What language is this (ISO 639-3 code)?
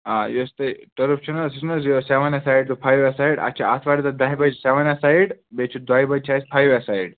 kas